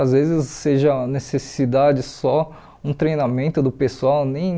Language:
Portuguese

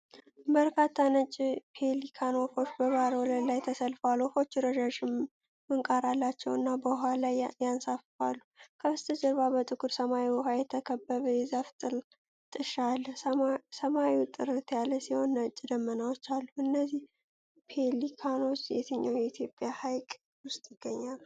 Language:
Amharic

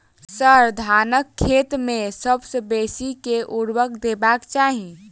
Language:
Maithili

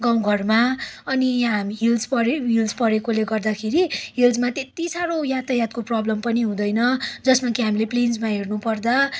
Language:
Nepali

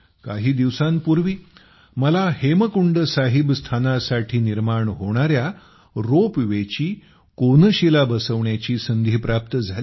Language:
Marathi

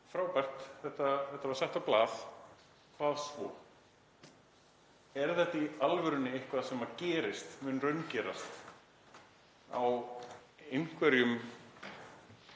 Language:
Icelandic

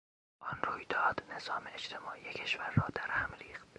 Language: Persian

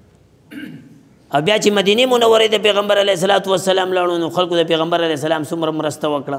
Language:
Arabic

